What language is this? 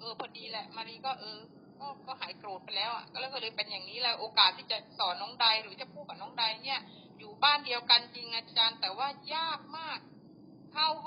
Thai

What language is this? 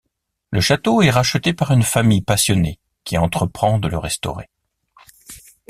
French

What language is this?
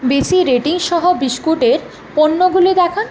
Bangla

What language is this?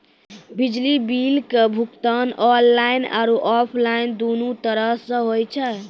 Maithili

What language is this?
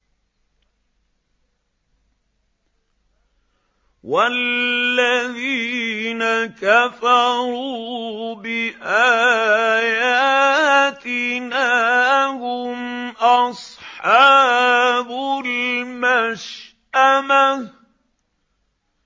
Arabic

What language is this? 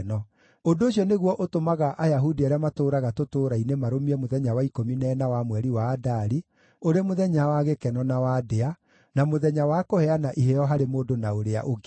Kikuyu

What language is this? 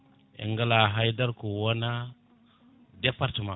Fula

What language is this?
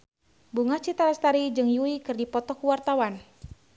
Sundanese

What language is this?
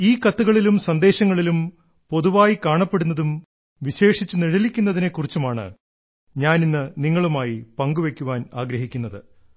Malayalam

